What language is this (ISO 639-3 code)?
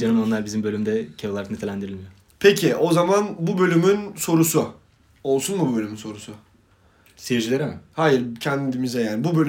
tur